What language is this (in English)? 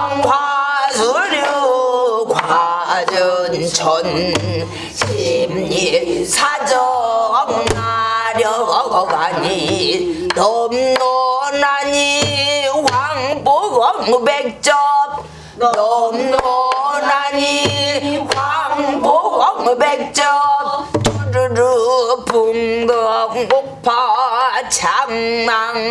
Korean